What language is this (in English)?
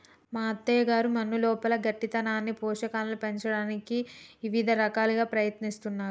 Telugu